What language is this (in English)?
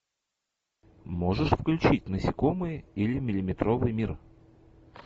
Russian